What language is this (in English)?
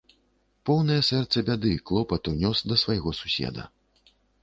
Belarusian